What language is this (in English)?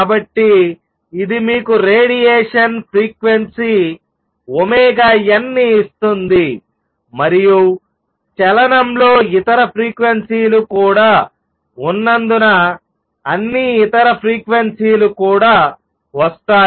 Telugu